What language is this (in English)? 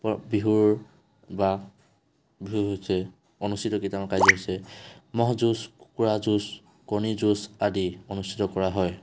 Assamese